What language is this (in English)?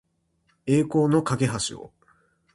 Japanese